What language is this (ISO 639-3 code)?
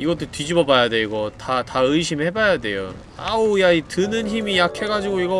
kor